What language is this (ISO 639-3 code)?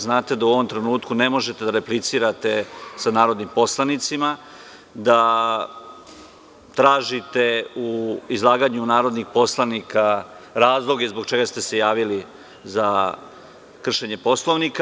srp